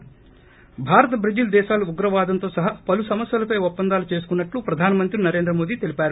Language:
Telugu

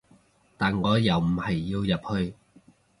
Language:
Cantonese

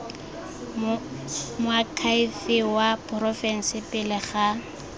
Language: Tswana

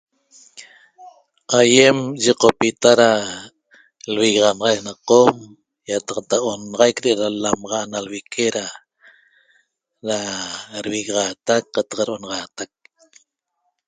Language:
Toba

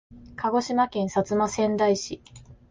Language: Japanese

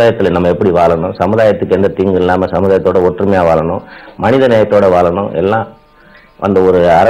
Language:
English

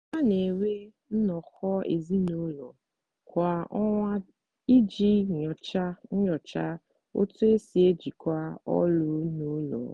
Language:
Igbo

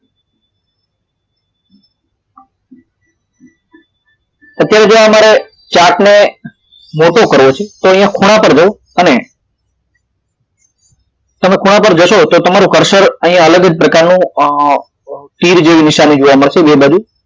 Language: Gujarati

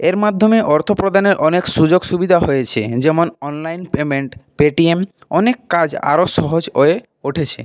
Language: Bangla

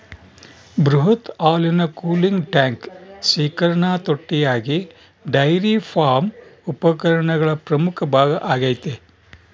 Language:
Kannada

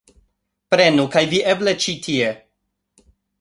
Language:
Esperanto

